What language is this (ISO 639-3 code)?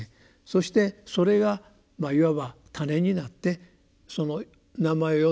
jpn